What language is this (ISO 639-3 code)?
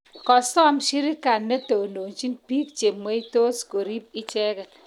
kln